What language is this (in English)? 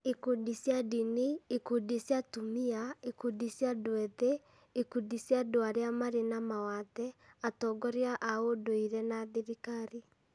Kikuyu